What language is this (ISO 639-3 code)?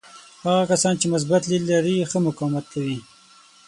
pus